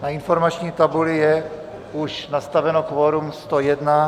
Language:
Czech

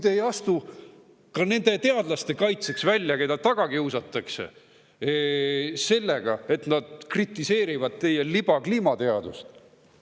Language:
Estonian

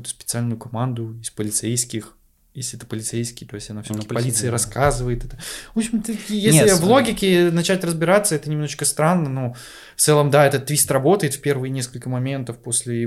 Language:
Russian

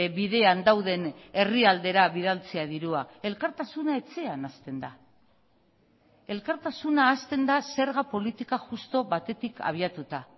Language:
Basque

